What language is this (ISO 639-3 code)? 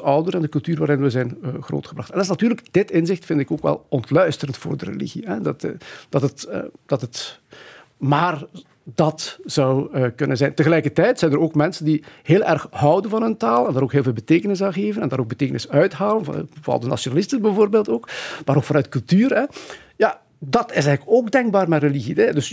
nld